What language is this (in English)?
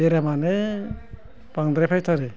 Bodo